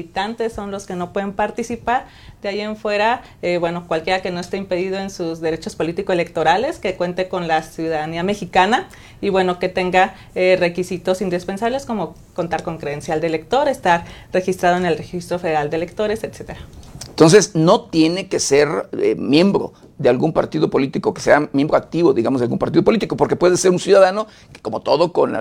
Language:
Spanish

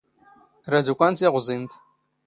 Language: Standard Moroccan Tamazight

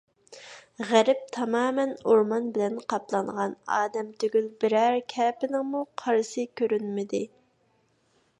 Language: Uyghur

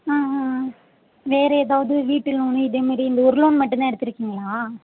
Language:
Tamil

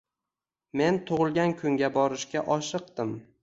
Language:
Uzbek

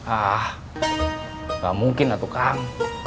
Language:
Indonesian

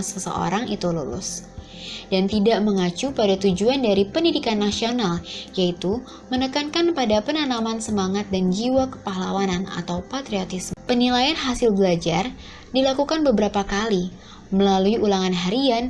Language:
Indonesian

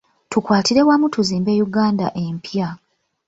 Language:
Ganda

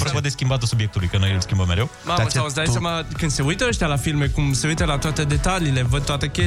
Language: Romanian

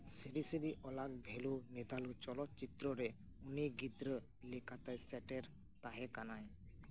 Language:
Santali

